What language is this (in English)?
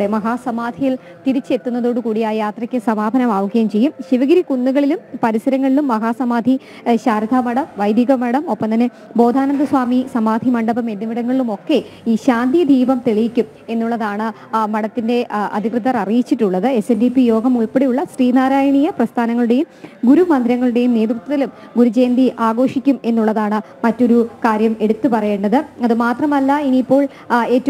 Malayalam